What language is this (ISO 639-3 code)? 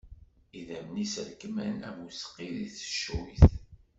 kab